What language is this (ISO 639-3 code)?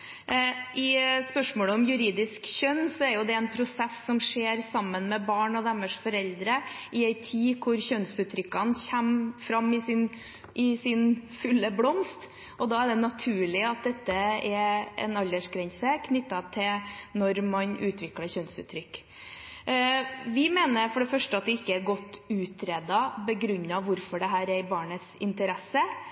nob